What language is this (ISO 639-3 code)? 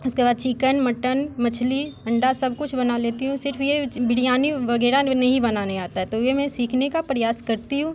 hin